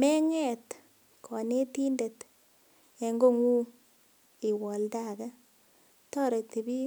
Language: Kalenjin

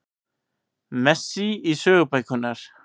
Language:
Icelandic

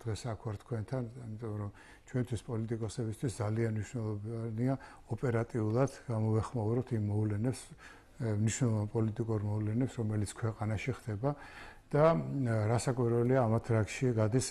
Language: Turkish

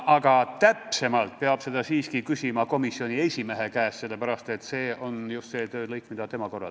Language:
Estonian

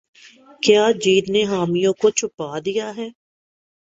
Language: Urdu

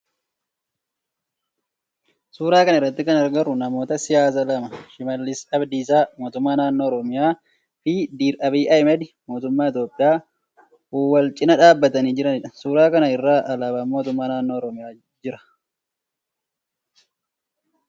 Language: Oromo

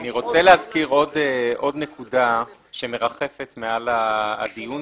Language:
Hebrew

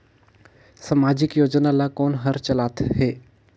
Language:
Chhattisgarhi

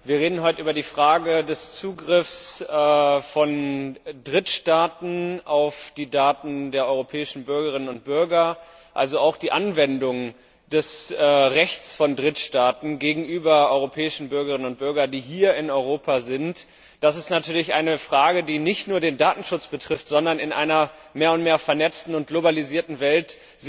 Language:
German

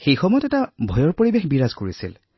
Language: Assamese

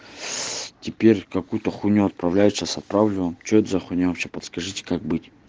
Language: Russian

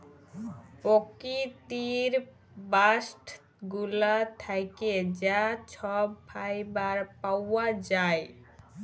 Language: Bangla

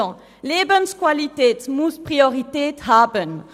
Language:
Swiss German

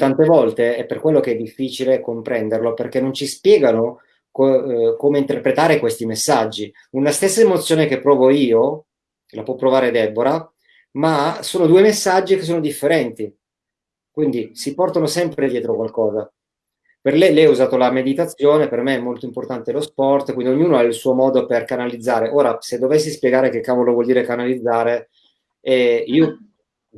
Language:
Italian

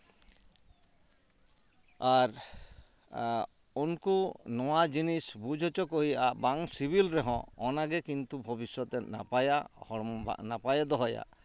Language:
Santali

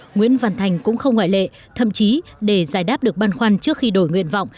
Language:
Vietnamese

